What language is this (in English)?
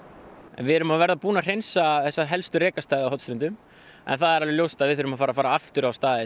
Icelandic